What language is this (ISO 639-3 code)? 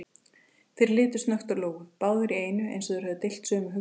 isl